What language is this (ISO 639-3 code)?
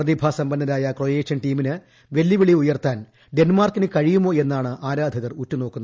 mal